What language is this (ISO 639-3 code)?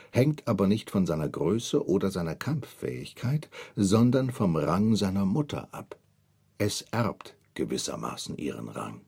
deu